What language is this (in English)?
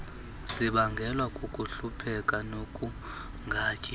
Xhosa